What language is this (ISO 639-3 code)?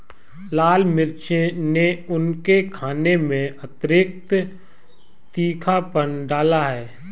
hin